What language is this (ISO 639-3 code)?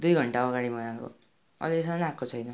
nep